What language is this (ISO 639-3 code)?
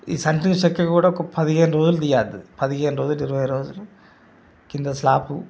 tel